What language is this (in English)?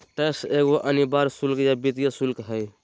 Magahi